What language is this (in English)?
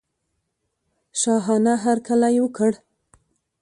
Pashto